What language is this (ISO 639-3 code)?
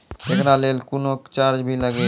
mai